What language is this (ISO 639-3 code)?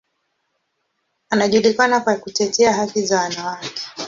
swa